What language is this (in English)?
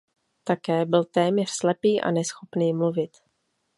Czech